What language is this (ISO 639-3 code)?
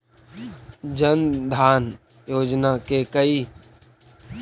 mag